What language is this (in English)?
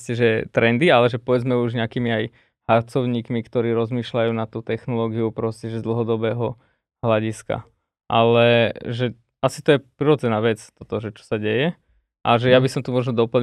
Slovak